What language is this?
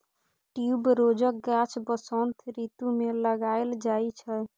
Maithili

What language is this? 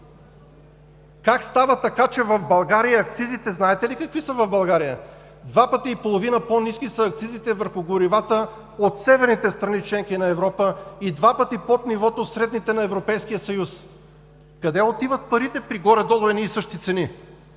Bulgarian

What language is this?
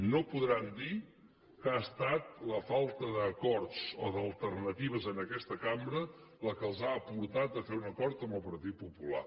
Catalan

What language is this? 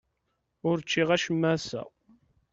Kabyle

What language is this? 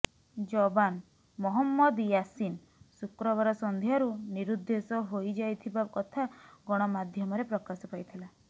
Odia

